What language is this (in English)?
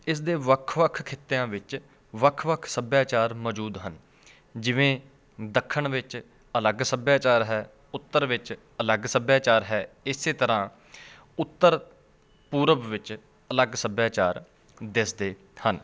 Punjabi